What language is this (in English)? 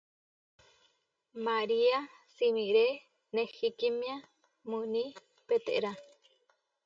Huarijio